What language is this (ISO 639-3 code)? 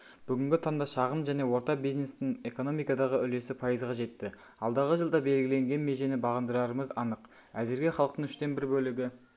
kaz